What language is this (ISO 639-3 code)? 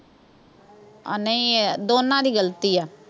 pan